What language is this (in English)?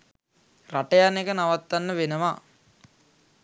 Sinhala